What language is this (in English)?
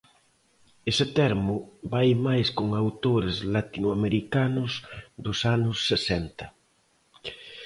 Galician